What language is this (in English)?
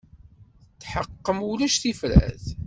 Kabyle